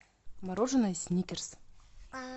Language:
Russian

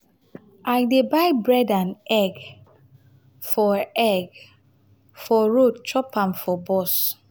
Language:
Nigerian Pidgin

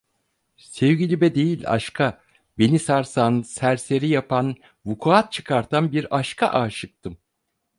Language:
Turkish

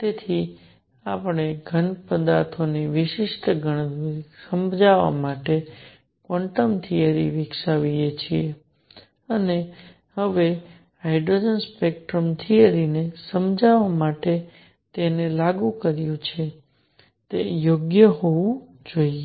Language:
Gujarati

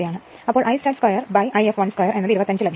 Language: Malayalam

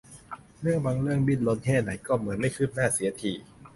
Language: Thai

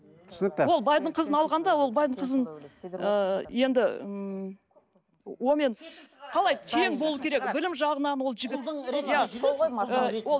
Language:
Kazakh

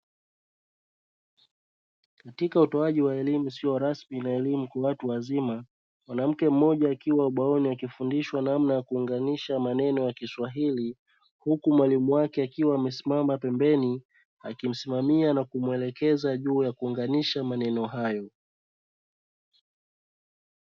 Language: Swahili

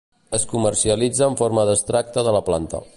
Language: Catalan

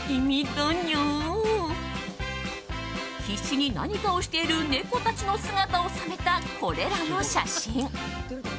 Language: Japanese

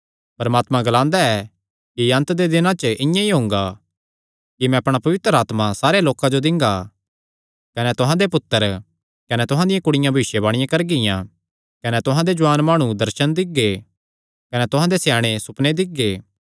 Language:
Kangri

